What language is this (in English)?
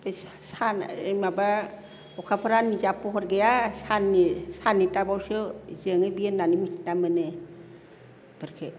Bodo